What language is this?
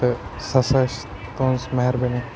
Kashmiri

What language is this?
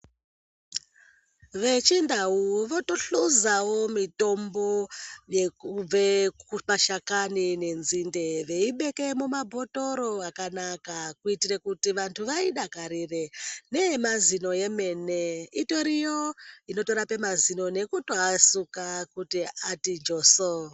Ndau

